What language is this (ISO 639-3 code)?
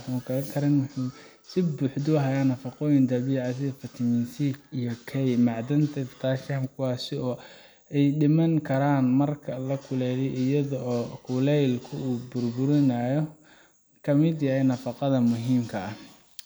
som